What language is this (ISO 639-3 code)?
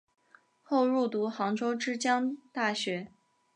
zho